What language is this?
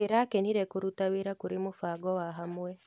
Kikuyu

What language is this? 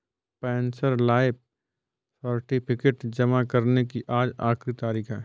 Hindi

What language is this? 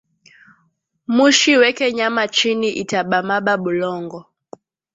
Swahili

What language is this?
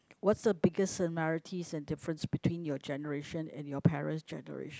English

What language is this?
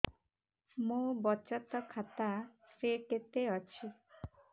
Odia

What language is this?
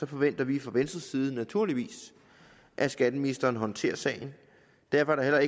Danish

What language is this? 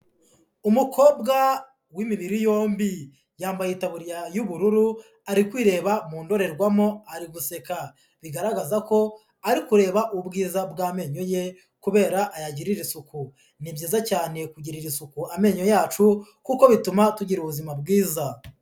Kinyarwanda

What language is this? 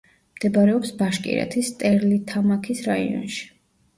Georgian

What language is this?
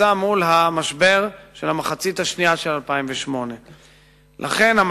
Hebrew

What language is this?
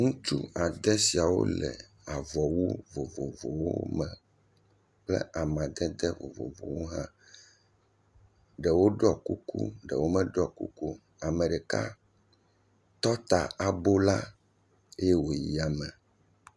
Ewe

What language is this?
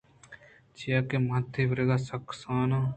Eastern Balochi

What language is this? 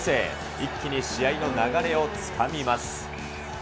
Japanese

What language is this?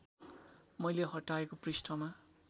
Nepali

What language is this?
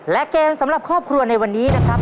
Thai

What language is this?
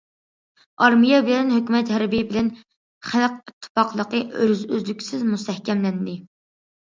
Uyghur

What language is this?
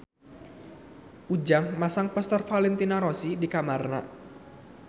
Sundanese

